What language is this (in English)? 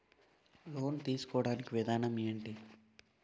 Telugu